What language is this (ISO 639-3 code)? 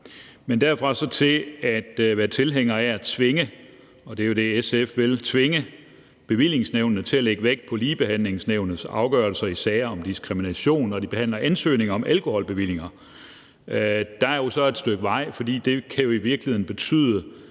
dan